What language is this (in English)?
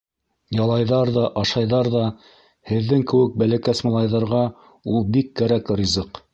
Bashkir